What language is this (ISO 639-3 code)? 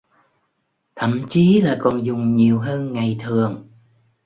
vie